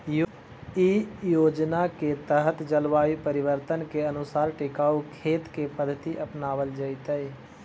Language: Magahi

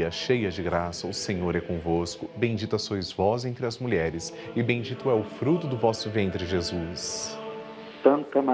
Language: Portuguese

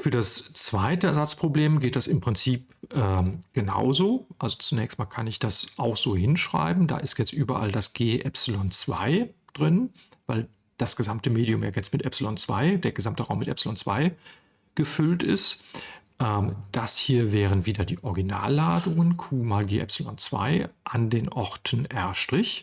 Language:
German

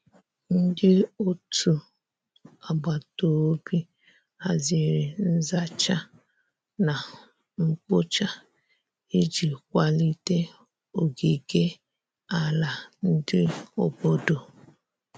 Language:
Igbo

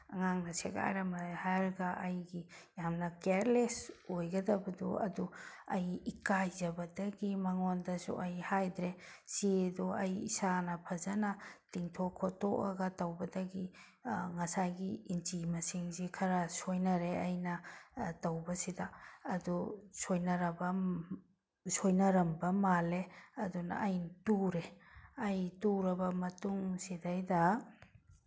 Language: Manipuri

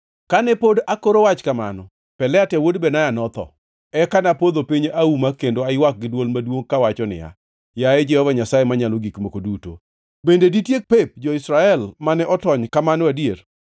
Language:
Luo (Kenya and Tanzania)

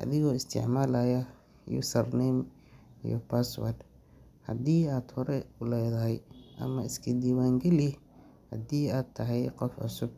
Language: Somali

